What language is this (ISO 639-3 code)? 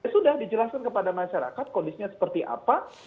ind